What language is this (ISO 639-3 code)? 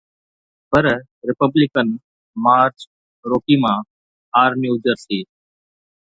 snd